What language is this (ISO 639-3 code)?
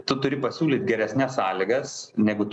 lit